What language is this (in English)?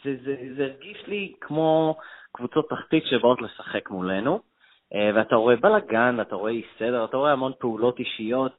Hebrew